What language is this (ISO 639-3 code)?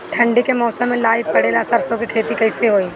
bho